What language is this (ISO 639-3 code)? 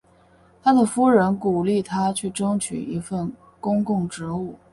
zho